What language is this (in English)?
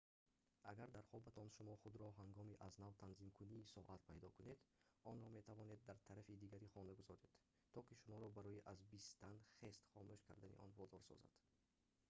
Tajik